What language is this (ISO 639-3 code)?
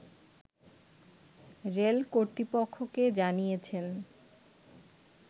ben